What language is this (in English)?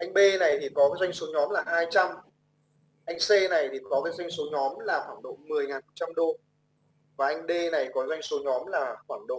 Vietnamese